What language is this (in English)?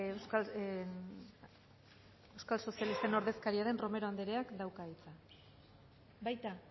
Basque